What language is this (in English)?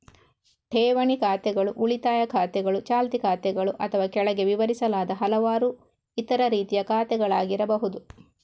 Kannada